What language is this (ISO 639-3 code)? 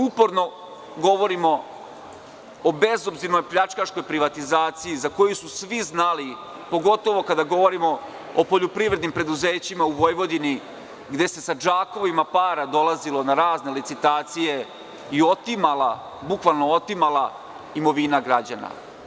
srp